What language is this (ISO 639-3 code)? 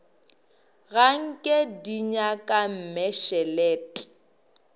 nso